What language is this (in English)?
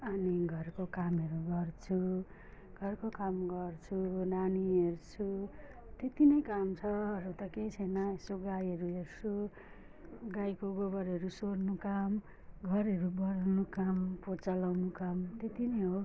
Nepali